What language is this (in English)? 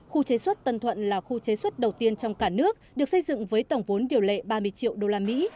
Vietnamese